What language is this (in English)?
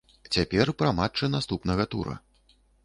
Belarusian